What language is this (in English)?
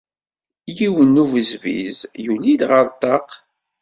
Kabyle